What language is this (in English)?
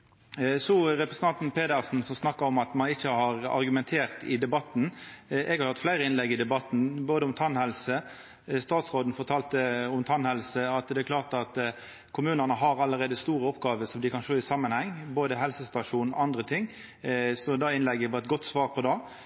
Norwegian Nynorsk